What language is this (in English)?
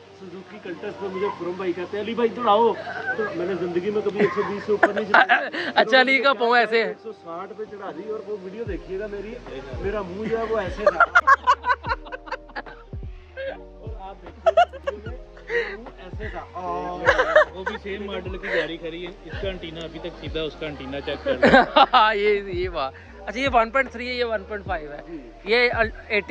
Hindi